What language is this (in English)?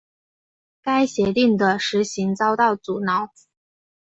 Chinese